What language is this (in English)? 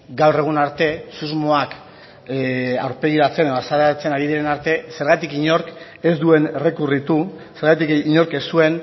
Basque